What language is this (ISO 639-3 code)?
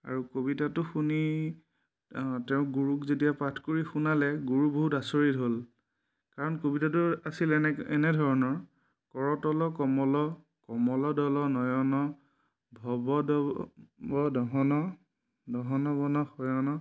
asm